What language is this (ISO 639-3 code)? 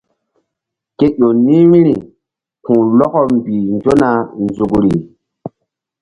mdd